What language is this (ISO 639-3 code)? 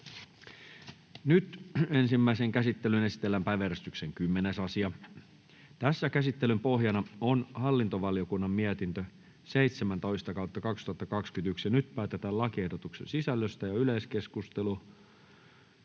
fin